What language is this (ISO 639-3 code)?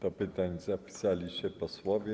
pol